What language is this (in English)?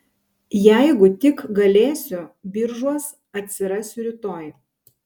Lithuanian